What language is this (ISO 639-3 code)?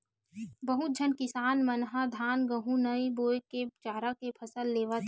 hne